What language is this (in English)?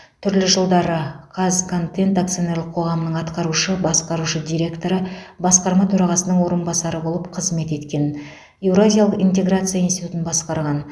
Kazakh